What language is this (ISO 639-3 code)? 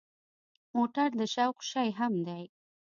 pus